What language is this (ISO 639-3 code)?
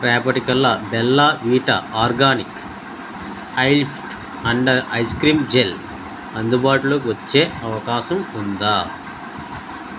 tel